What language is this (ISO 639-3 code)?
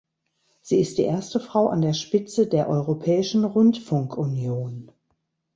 deu